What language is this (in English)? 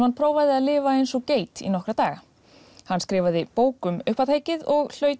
Icelandic